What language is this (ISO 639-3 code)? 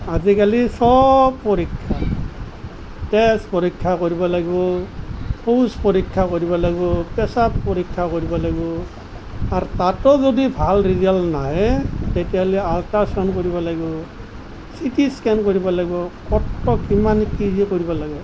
asm